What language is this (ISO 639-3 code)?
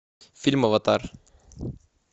rus